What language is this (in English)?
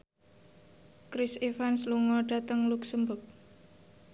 Javanese